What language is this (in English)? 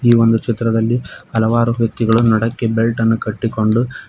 Kannada